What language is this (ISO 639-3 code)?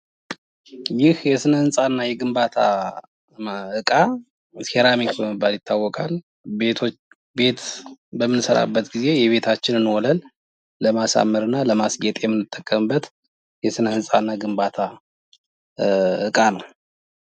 amh